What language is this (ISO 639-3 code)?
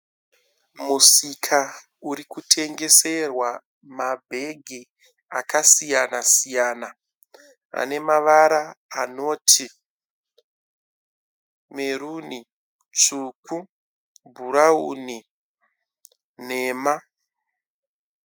sna